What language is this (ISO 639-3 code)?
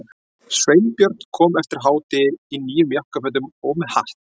isl